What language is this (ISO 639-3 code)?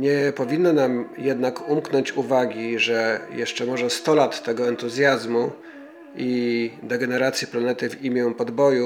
pol